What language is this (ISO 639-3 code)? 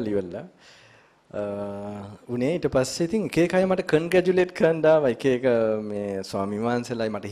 hin